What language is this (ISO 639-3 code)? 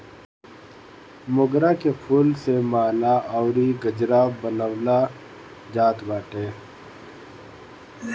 bho